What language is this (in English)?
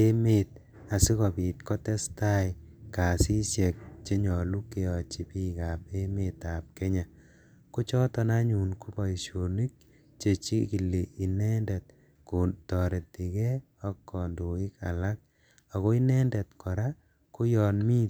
Kalenjin